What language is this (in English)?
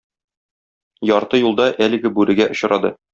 Tatar